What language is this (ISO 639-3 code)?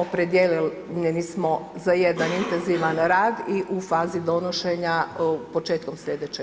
hrv